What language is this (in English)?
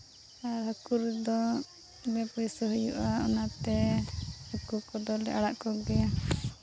Santali